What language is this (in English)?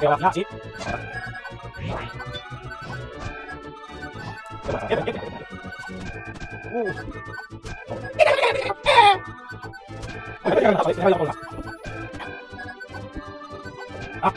Spanish